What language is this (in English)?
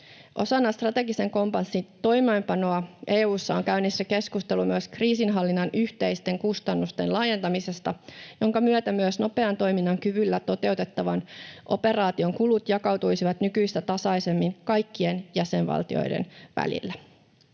Finnish